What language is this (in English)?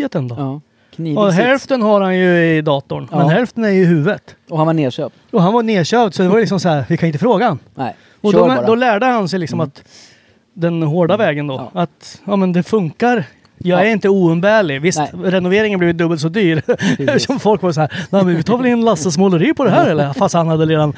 Swedish